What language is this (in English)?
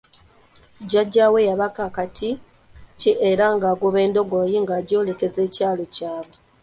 Ganda